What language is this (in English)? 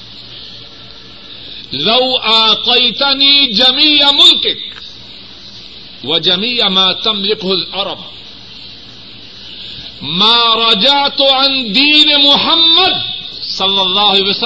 Urdu